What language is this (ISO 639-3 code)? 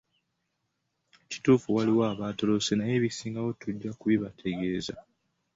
lug